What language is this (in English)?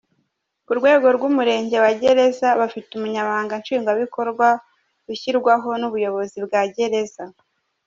Kinyarwanda